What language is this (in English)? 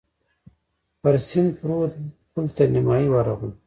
Pashto